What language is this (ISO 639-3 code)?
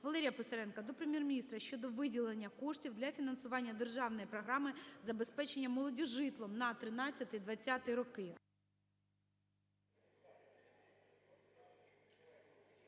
ukr